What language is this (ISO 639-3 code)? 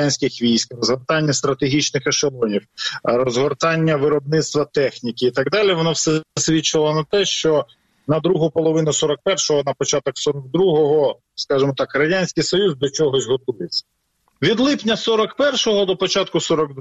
ukr